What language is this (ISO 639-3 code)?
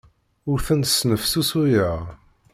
kab